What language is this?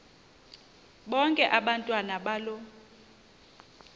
Xhosa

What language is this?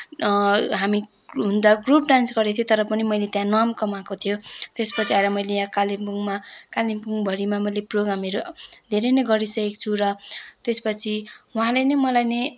Nepali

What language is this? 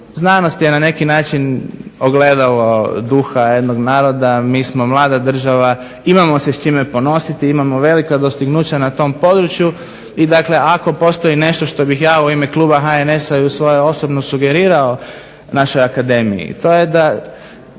Croatian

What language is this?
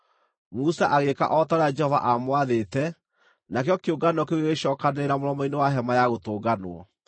Kikuyu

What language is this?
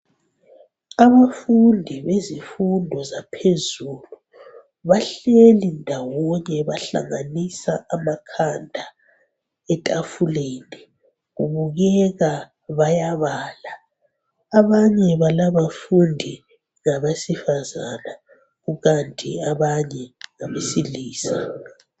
North Ndebele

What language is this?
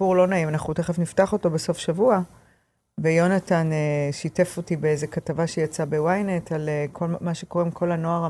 Hebrew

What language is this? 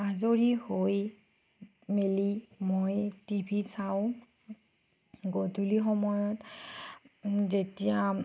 Assamese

